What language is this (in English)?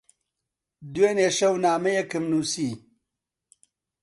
Central Kurdish